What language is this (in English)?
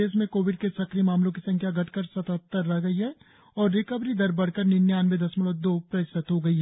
Hindi